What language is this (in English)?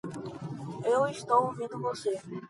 Portuguese